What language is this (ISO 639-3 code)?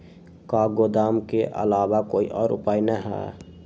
mag